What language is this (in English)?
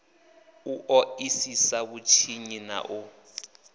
Venda